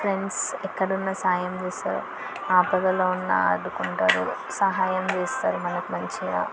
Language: Telugu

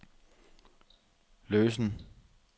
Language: Danish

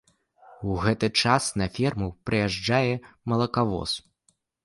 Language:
Belarusian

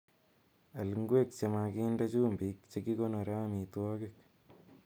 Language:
Kalenjin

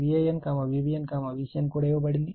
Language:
Telugu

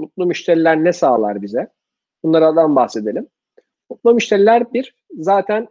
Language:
Turkish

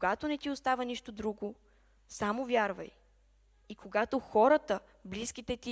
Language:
Bulgarian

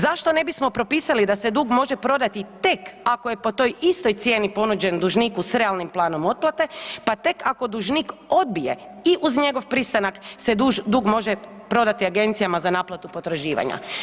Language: Croatian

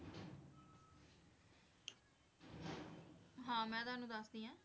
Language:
Punjabi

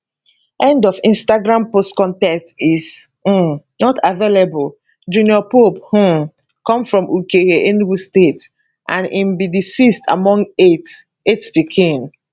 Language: Nigerian Pidgin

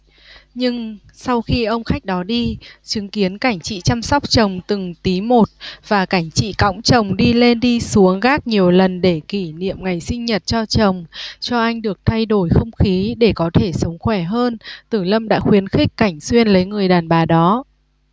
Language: Vietnamese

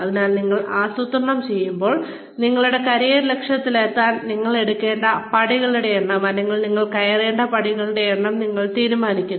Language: Malayalam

